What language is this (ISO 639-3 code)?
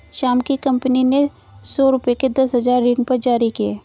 hin